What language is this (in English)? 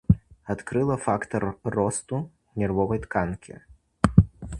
Belarusian